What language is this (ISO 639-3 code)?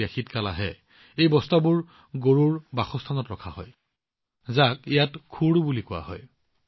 asm